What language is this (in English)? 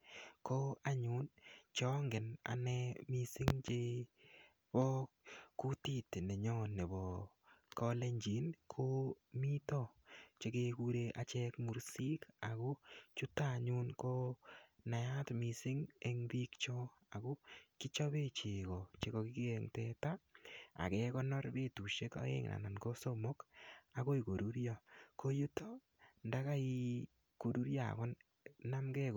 Kalenjin